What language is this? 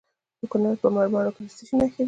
Pashto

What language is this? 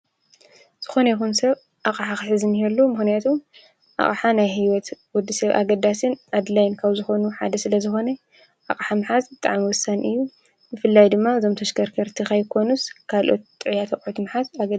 Tigrinya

